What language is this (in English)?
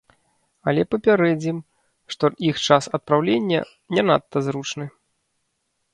Belarusian